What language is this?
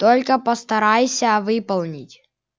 Russian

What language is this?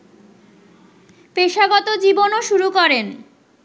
Bangla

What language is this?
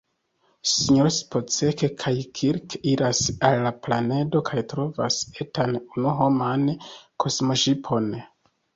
Esperanto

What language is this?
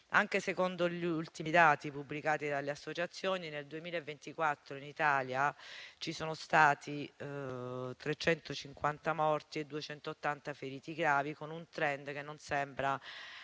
Italian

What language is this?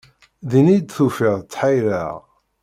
Kabyle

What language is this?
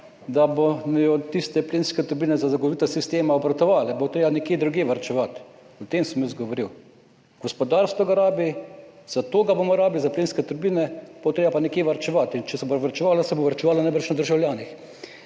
Slovenian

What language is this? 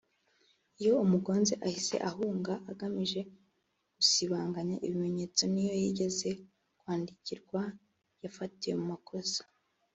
Kinyarwanda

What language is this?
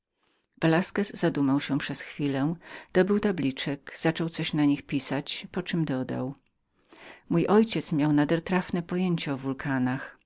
Polish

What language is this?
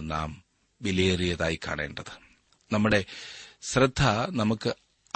Malayalam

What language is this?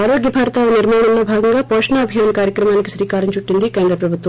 Telugu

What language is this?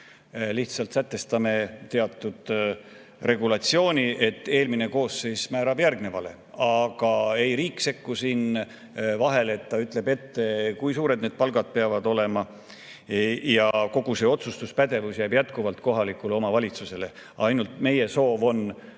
Estonian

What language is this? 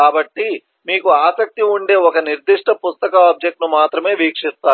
Telugu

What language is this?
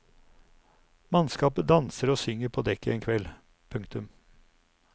Norwegian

